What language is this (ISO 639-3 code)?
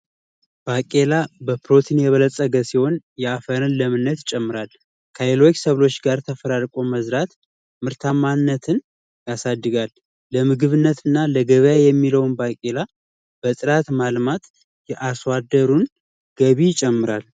amh